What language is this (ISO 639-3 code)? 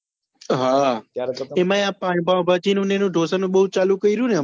guj